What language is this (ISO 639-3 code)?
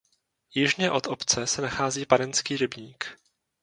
ces